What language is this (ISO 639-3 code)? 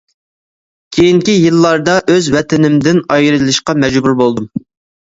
uig